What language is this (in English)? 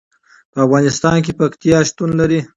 Pashto